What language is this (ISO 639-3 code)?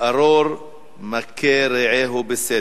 heb